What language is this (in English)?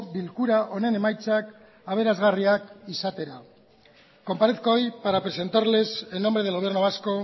Spanish